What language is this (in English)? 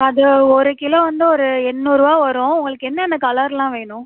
Tamil